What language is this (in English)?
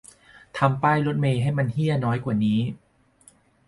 Thai